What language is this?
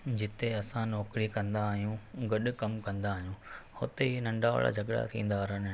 Sindhi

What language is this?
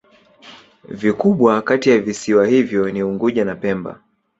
Swahili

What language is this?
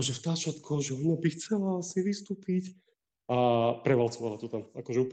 Slovak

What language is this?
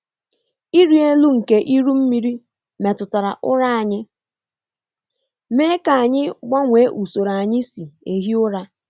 Igbo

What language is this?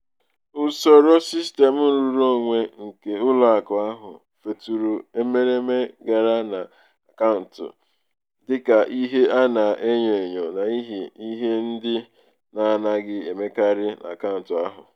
Igbo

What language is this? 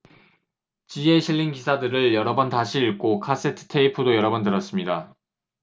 Korean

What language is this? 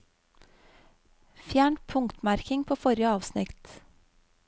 Norwegian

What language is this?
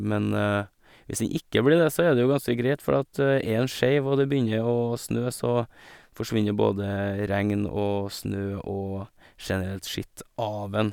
Norwegian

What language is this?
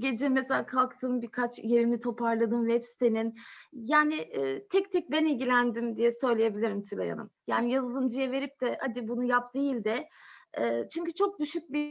Turkish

